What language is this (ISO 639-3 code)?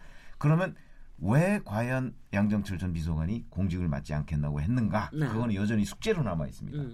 kor